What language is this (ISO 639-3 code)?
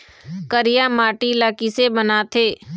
hne